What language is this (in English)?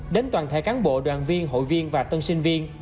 Vietnamese